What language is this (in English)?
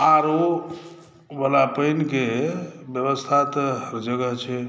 Maithili